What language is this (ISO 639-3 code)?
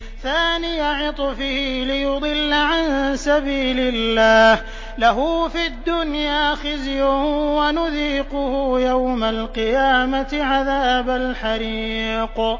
ara